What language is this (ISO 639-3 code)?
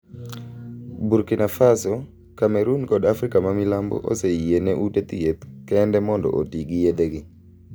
luo